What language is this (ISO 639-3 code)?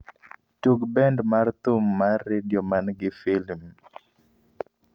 luo